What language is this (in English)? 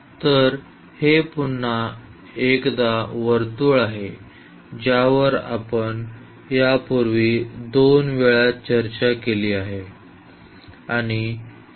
Marathi